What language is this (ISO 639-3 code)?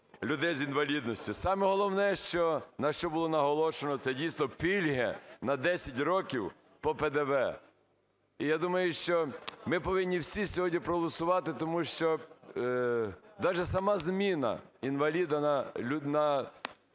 ukr